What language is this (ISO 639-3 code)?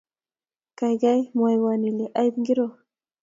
kln